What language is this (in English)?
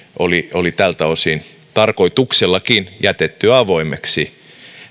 Finnish